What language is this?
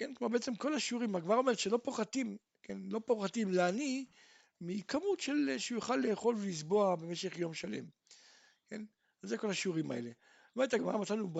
Hebrew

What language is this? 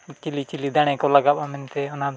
Santali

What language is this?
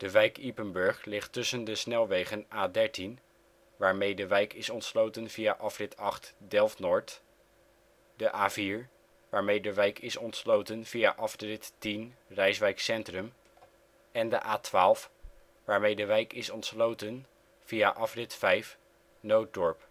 Dutch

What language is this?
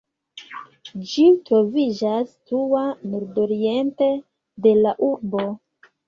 Esperanto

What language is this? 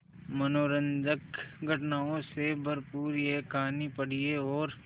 Hindi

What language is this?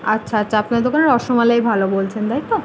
Bangla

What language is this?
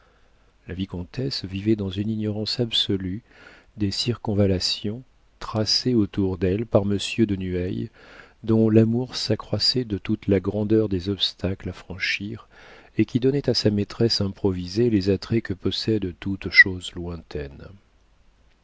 French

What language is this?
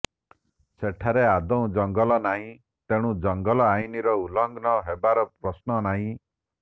Odia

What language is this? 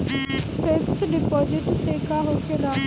Bhojpuri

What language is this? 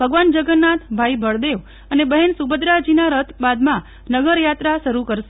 Gujarati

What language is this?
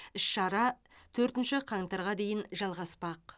Kazakh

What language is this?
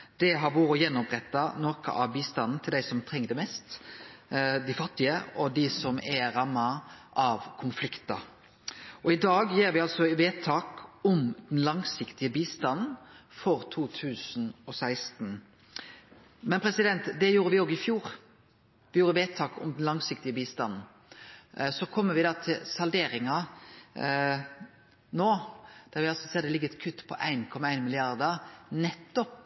Norwegian Nynorsk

